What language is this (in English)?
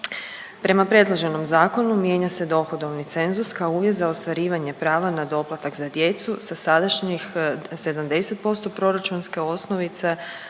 Croatian